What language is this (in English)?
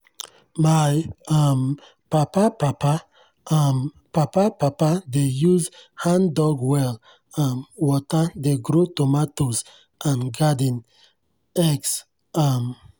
Nigerian Pidgin